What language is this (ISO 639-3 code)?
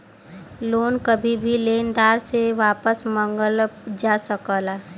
bho